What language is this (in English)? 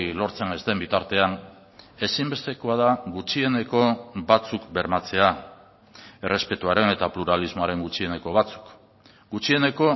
Basque